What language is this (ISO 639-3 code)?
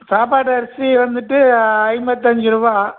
tam